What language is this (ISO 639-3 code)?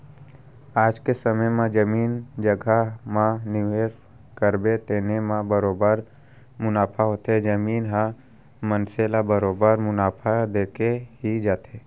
hne